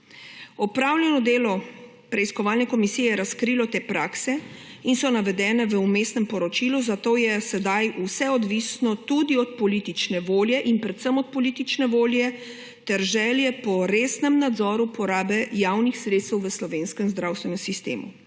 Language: Slovenian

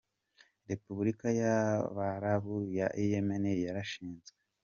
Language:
Kinyarwanda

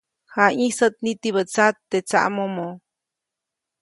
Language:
Copainalá Zoque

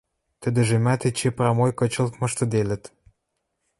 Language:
Western Mari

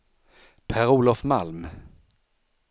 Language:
Swedish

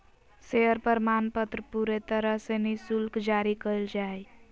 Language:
Magahi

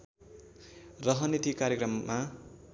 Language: Nepali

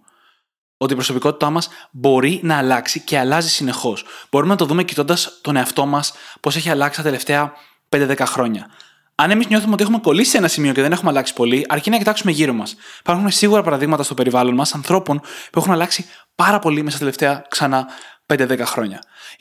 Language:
Greek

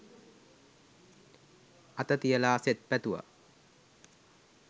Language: Sinhala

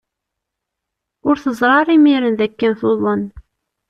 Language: Kabyle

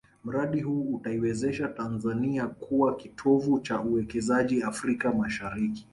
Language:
Swahili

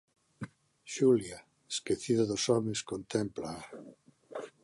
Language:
Galician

